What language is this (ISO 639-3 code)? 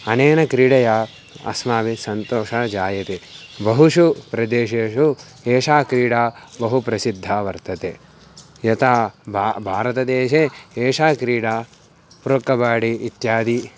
san